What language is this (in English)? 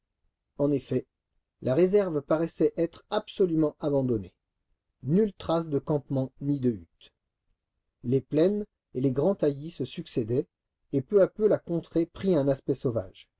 French